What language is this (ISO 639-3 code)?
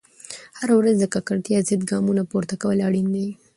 pus